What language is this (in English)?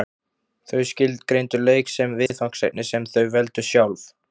Icelandic